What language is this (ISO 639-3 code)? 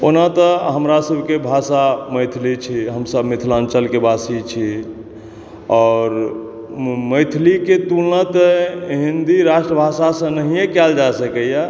mai